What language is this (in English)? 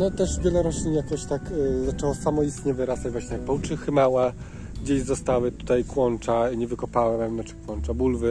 Polish